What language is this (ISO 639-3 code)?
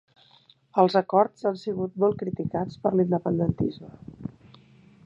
cat